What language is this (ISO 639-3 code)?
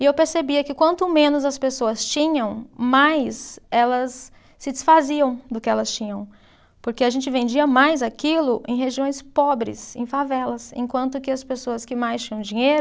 por